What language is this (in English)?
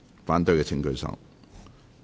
Cantonese